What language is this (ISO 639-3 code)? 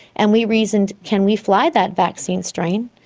eng